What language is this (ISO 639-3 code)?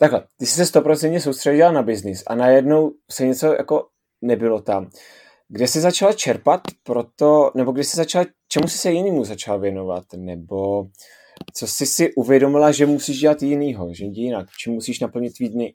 ces